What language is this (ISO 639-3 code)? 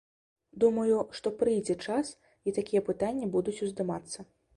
bel